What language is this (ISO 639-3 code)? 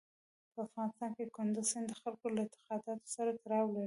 pus